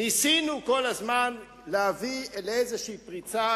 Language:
Hebrew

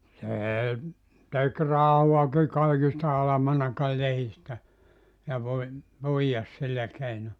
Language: Finnish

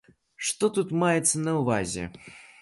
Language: Belarusian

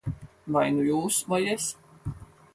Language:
Latvian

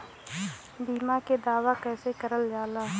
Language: Bhojpuri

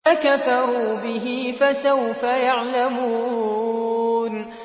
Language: Arabic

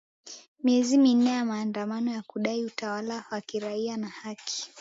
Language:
Swahili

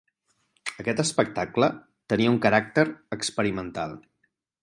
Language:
Catalan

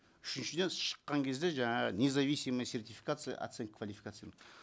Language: Kazakh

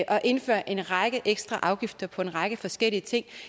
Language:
Danish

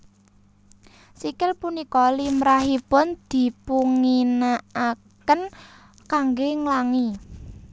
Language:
Javanese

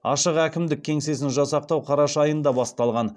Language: Kazakh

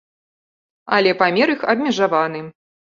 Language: Belarusian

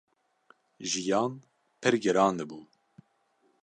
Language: Kurdish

